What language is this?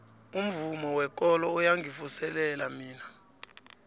South Ndebele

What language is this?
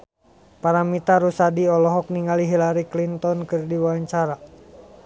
Sundanese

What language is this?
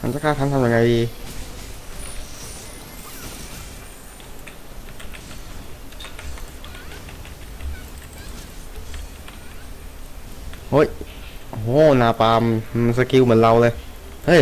Thai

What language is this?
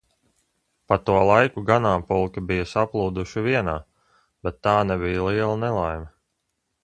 Latvian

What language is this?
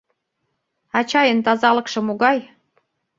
Mari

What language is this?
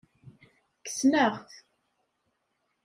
Kabyle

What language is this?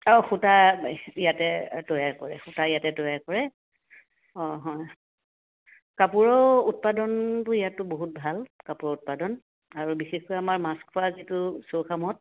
Assamese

